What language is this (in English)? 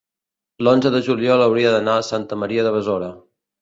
Catalan